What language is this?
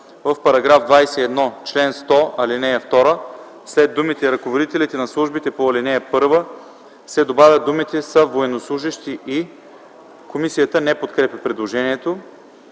Bulgarian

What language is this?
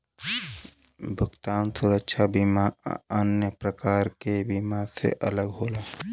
Bhojpuri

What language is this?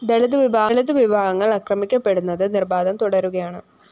Malayalam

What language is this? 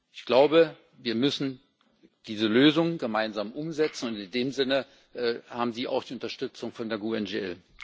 German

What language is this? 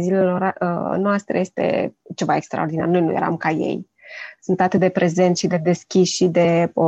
Romanian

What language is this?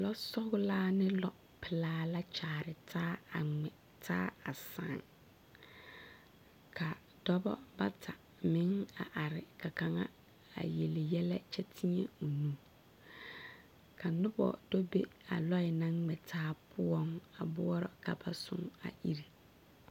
Southern Dagaare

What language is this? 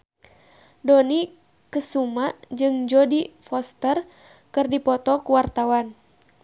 Sundanese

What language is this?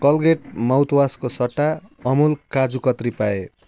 Nepali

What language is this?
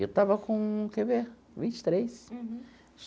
Portuguese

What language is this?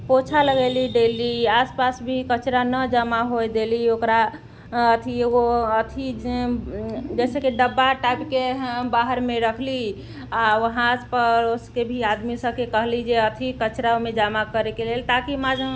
Maithili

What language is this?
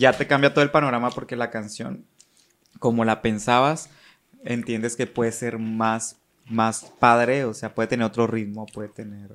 Spanish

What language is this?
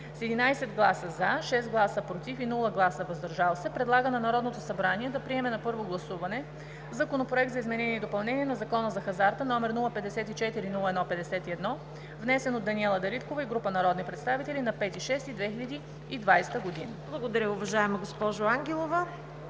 Bulgarian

